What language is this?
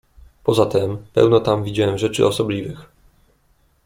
Polish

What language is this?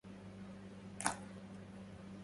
Arabic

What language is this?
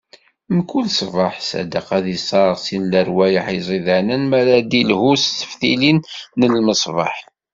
Kabyle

